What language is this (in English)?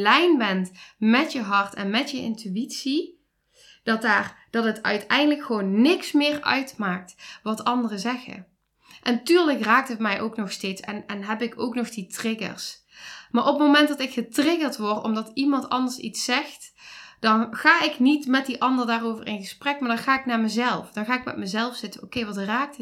Dutch